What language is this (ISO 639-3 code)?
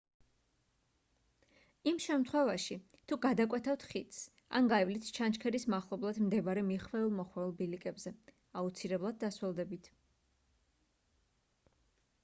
kat